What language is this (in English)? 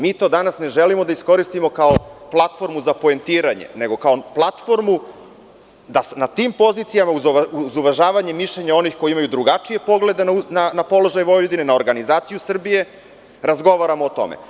Serbian